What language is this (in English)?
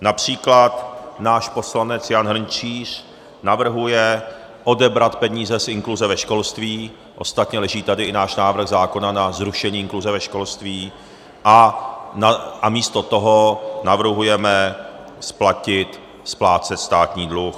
Czech